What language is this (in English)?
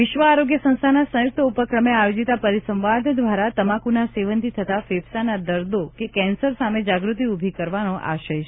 Gujarati